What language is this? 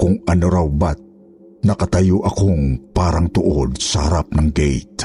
Filipino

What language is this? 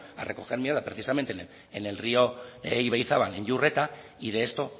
Spanish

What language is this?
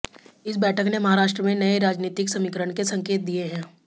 Hindi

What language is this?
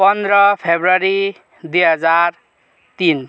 Nepali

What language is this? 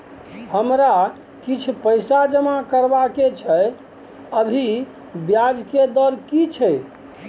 Maithili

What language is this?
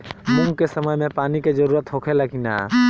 Bhojpuri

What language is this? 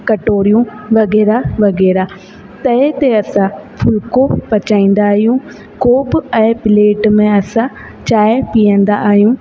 Sindhi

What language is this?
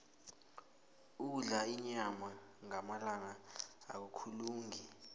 South Ndebele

